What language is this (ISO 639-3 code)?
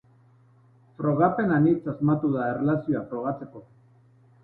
eus